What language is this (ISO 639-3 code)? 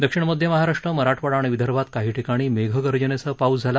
mar